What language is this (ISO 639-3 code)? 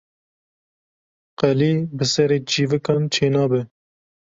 kur